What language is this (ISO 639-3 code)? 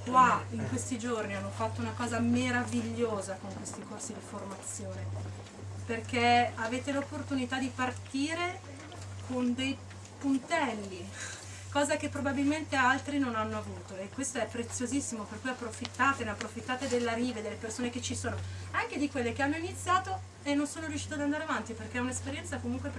ita